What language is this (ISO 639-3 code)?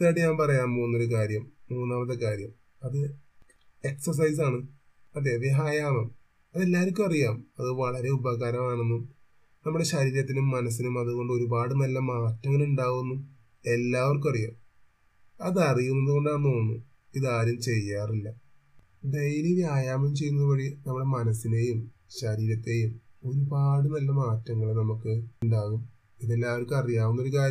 mal